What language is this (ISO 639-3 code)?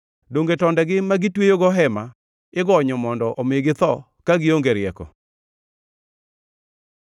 luo